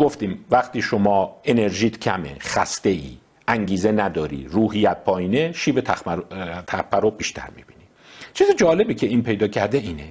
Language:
Persian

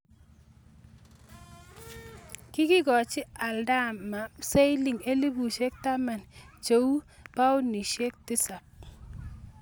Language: Kalenjin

